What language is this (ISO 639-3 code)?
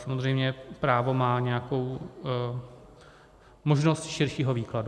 ces